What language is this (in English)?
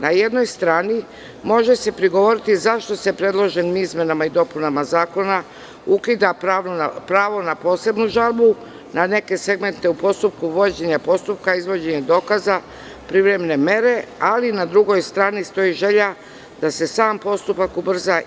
Serbian